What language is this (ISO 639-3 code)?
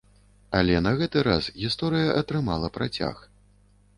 bel